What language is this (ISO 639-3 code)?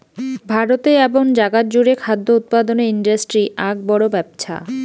ben